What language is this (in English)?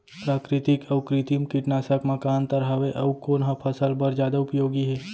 Chhattisgarhi